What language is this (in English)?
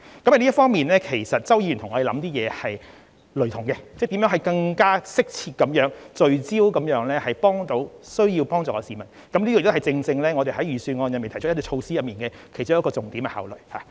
Cantonese